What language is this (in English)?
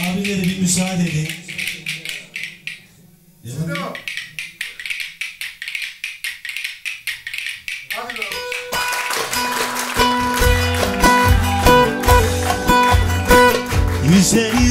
Turkish